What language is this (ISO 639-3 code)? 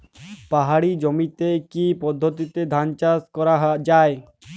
ben